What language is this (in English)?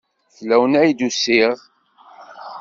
Kabyle